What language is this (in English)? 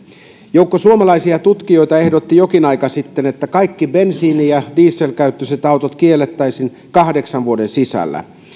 Finnish